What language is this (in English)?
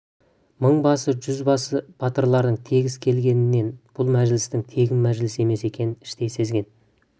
Kazakh